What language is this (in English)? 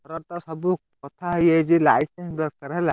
Odia